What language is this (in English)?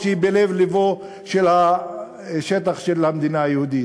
Hebrew